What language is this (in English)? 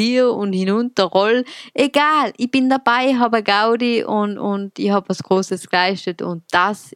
German